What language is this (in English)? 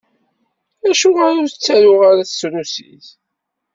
Kabyle